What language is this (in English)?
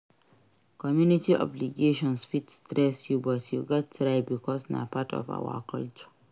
Nigerian Pidgin